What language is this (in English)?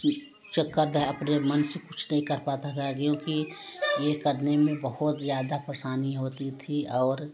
Hindi